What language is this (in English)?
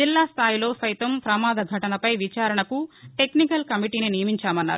Telugu